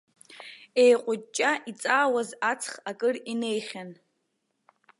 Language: Abkhazian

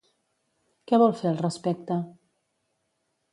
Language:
Catalan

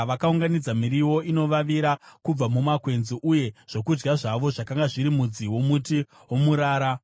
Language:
Shona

